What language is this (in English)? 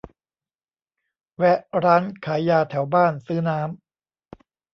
Thai